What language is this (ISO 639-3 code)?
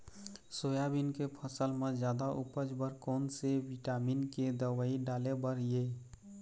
hne